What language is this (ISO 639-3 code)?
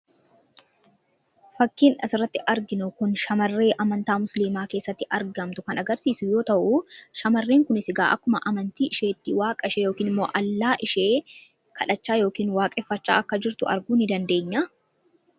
orm